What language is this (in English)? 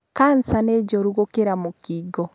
Kikuyu